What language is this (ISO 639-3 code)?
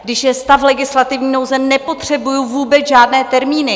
ces